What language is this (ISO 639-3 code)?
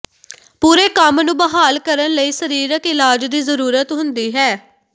pan